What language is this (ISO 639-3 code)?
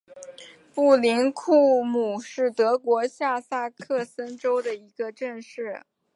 zho